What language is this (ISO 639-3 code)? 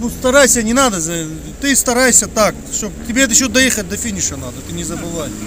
rus